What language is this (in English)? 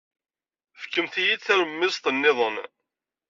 Kabyle